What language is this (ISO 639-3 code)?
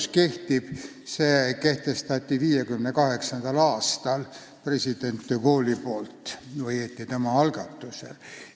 est